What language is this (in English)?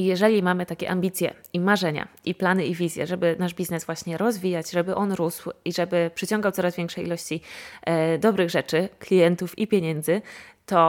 Polish